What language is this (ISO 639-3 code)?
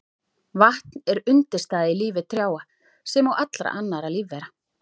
isl